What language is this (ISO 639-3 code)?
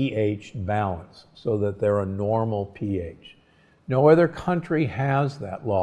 eng